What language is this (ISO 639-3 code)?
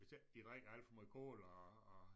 dan